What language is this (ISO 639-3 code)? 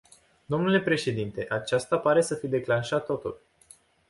ron